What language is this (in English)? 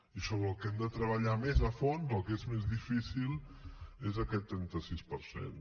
Catalan